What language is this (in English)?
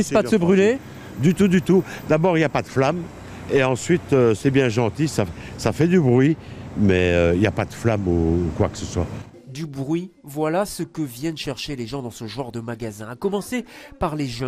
French